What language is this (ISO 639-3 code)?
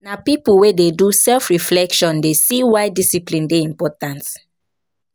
pcm